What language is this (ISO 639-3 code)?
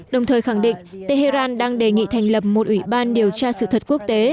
vie